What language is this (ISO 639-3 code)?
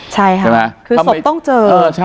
tha